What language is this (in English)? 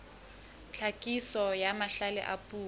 Southern Sotho